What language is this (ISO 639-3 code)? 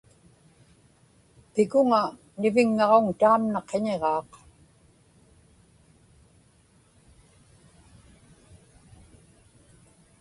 ipk